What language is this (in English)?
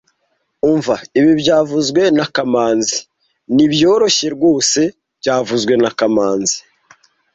Kinyarwanda